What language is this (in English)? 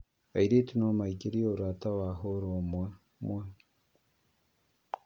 Kikuyu